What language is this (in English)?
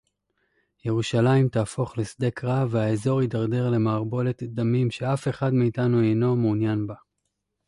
Hebrew